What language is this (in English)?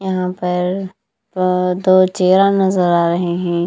Hindi